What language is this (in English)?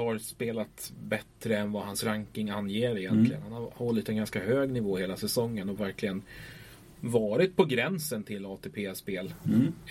Swedish